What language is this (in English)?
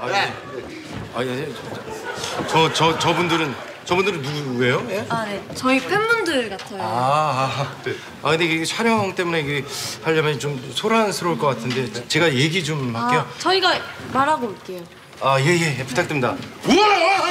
Korean